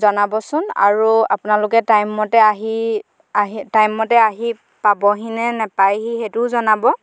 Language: Assamese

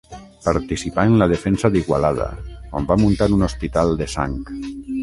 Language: Catalan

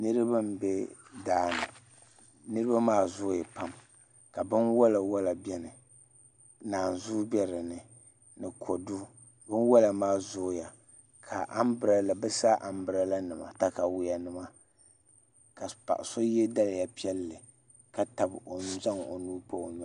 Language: Dagbani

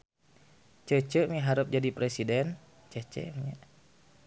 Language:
Sundanese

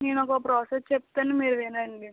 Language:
Telugu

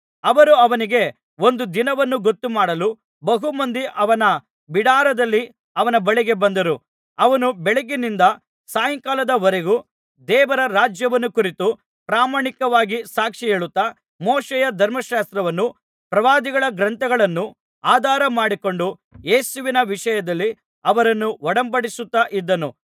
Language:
Kannada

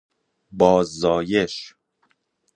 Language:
Persian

